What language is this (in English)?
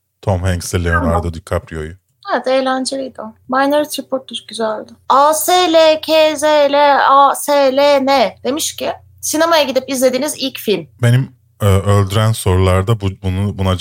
Turkish